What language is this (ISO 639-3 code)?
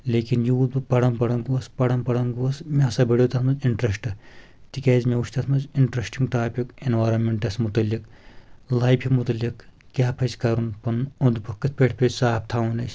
kas